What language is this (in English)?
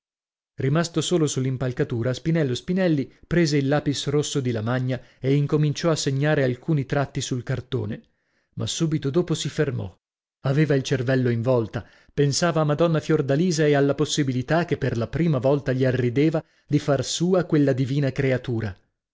Italian